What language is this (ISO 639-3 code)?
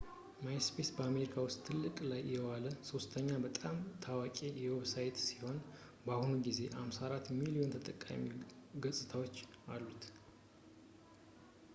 amh